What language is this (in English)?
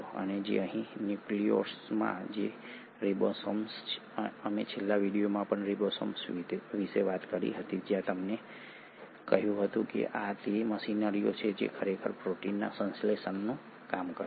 Gujarati